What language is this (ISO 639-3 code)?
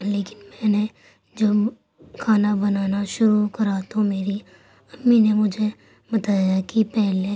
urd